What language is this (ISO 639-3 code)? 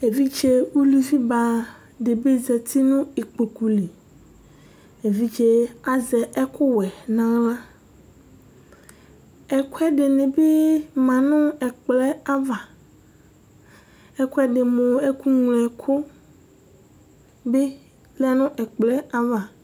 kpo